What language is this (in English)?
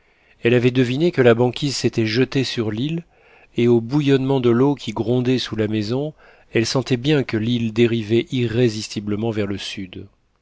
French